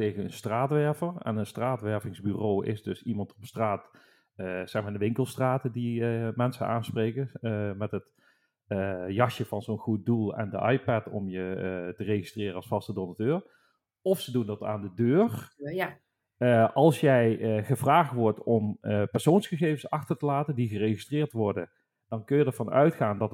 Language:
Dutch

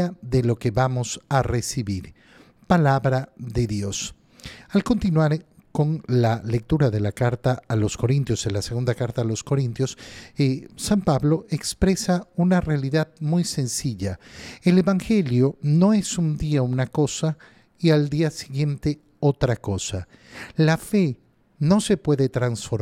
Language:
Spanish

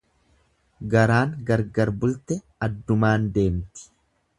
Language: Oromo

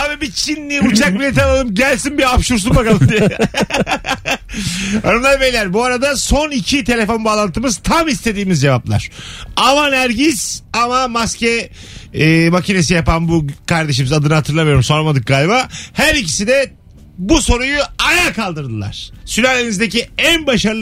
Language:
Turkish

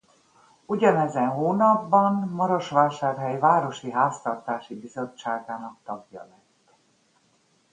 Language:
Hungarian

